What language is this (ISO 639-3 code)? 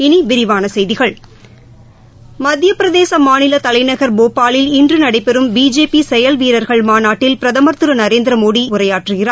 tam